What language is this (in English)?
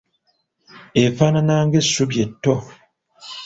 Ganda